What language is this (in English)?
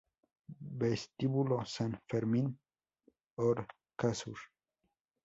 Spanish